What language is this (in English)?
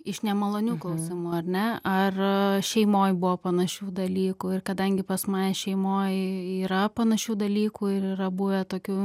Lithuanian